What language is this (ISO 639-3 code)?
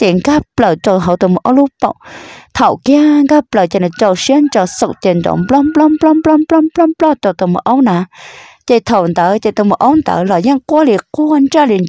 vie